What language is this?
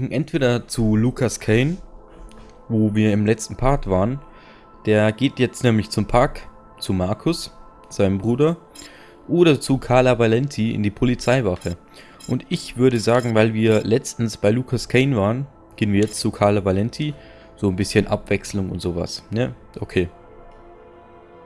German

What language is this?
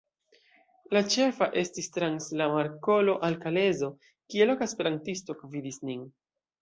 Esperanto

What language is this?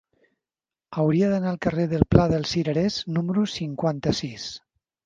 Catalan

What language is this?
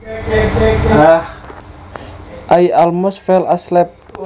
Javanese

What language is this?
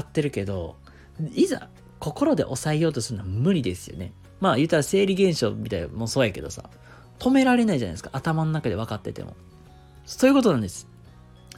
Japanese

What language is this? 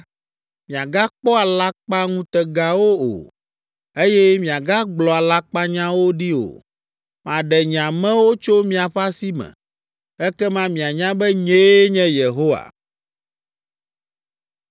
Ewe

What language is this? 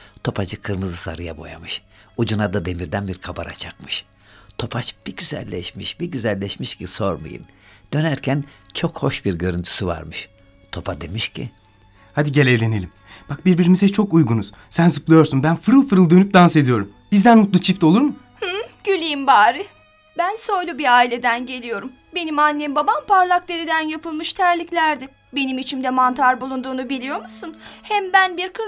Turkish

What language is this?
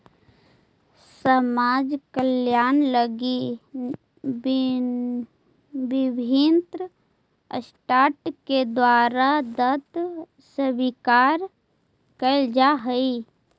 Magahi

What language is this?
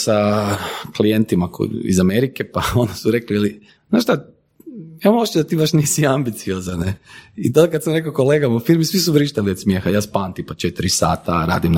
Croatian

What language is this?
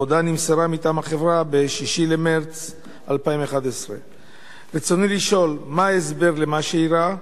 Hebrew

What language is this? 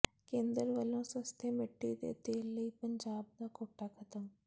Punjabi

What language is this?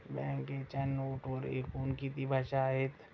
Marathi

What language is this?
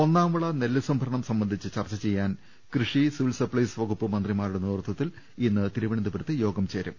Malayalam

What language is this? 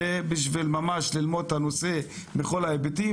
Hebrew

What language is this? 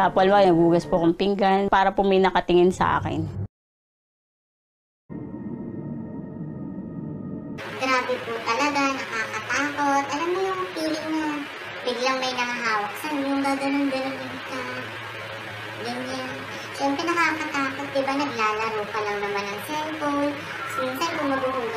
Filipino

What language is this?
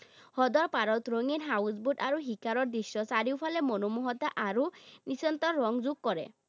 Assamese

